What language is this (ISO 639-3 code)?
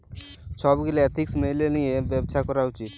ben